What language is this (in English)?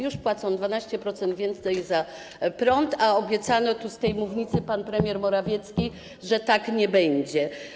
Polish